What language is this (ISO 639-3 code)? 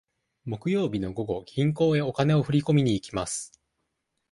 jpn